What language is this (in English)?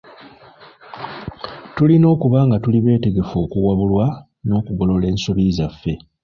Ganda